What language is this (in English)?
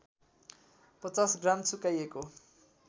Nepali